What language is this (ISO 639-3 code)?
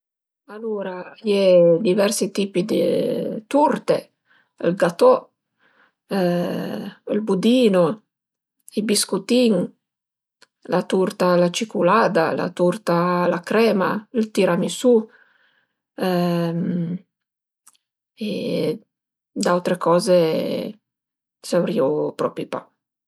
pms